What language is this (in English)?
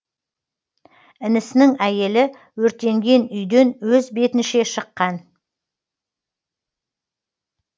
Kazakh